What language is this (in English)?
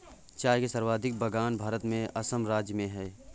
Hindi